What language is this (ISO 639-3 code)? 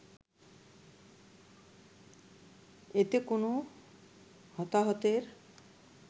ben